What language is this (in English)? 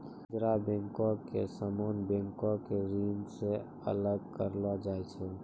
Maithili